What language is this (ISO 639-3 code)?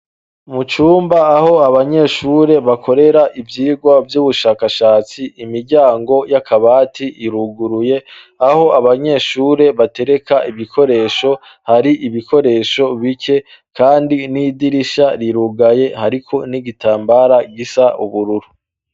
run